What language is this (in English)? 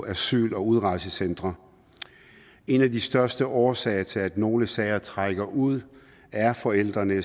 Danish